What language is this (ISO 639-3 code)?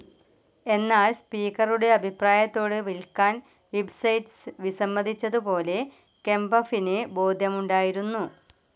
mal